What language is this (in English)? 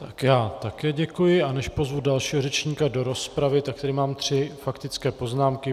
Czech